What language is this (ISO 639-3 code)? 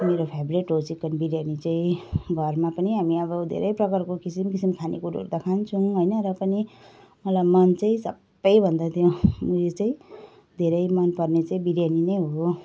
nep